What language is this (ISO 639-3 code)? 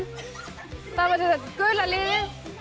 isl